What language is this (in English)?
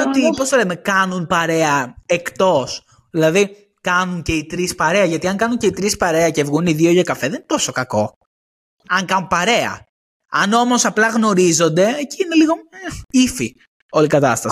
Greek